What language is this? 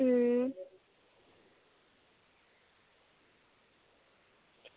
Dogri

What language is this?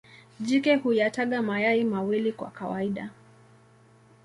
Swahili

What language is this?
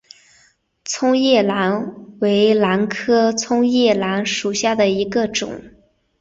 Chinese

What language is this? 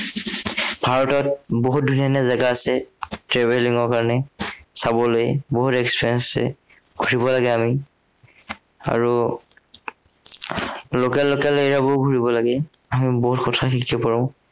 Assamese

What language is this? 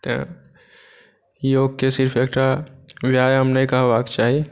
Maithili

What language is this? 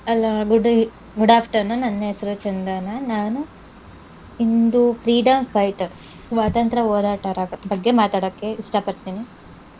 Kannada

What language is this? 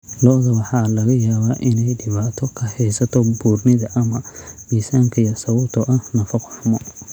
Somali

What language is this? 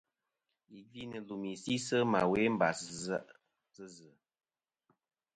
Kom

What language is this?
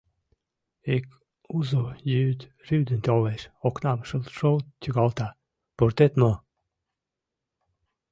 Mari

